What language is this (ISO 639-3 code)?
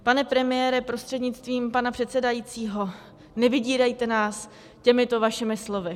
ces